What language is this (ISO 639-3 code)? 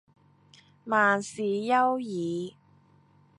yue